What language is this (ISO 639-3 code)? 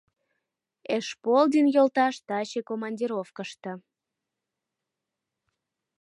chm